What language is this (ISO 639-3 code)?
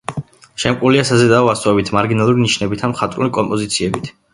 kat